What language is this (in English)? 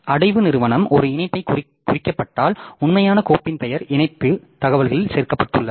Tamil